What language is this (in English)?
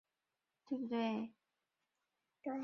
Chinese